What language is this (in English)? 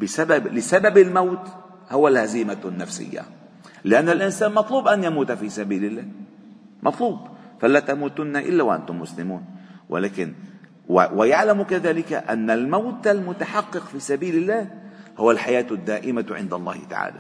Arabic